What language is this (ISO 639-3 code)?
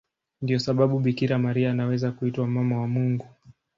swa